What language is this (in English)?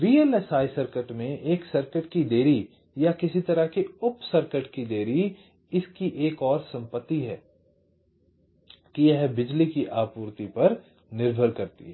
Hindi